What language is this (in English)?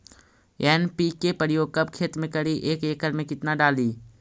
Magahi